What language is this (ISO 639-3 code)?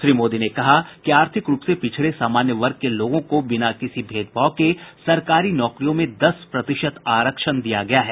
hin